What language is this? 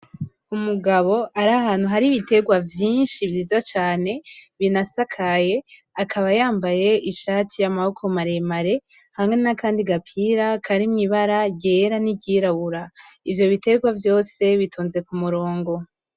Rundi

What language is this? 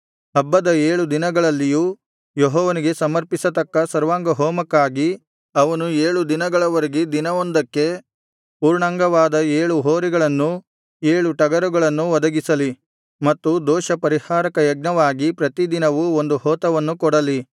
Kannada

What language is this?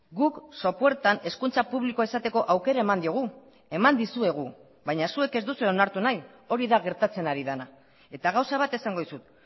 Basque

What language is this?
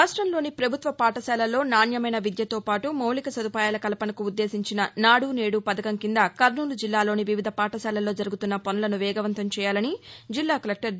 Telugu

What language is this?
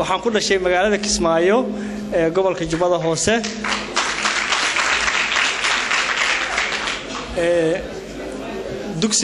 Arabic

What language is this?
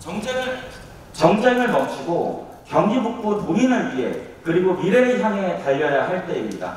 Korean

